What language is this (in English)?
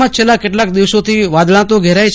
Gujarati